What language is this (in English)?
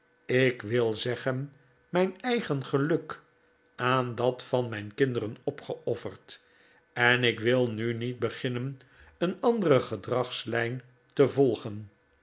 Dutch